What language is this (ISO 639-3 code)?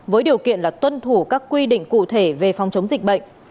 vie